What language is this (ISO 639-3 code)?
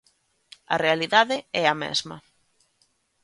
glg